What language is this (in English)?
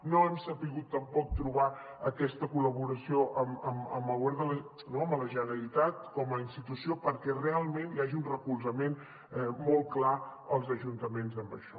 Catalan